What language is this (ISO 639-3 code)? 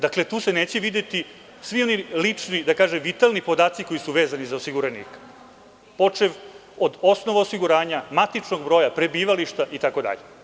srp